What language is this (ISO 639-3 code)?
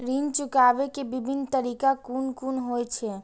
mai